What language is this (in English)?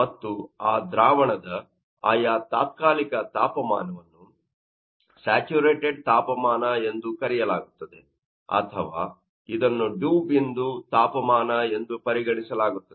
Kannada